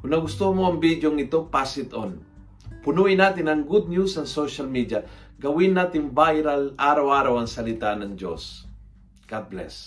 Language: Filipino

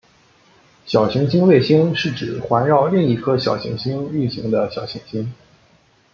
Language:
Chinese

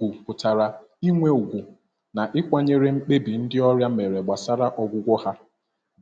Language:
Igbo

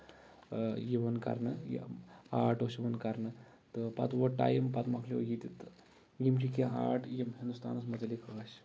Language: Kashmiri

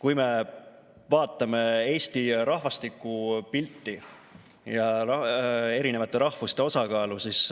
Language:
Estonian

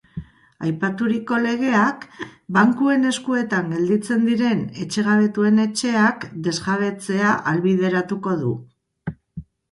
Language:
Basque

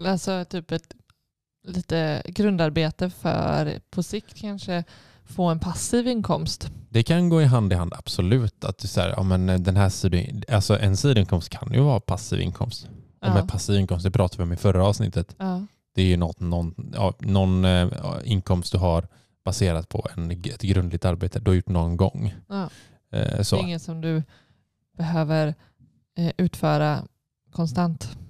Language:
Swedish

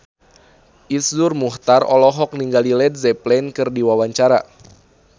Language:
Sundanese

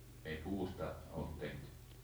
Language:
Finnish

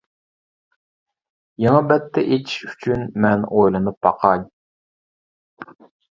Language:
Uyghur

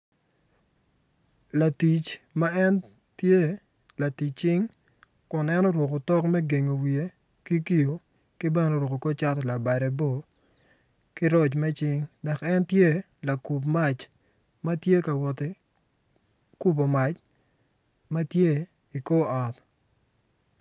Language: Acoli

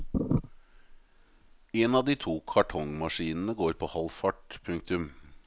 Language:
Norwegian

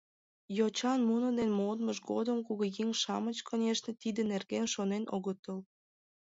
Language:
Mari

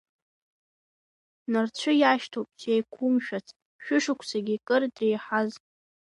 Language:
Abkhazian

